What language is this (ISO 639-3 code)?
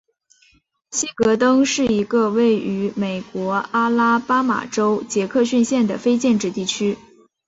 zho